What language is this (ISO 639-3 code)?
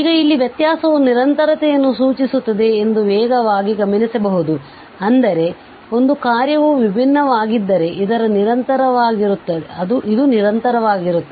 kan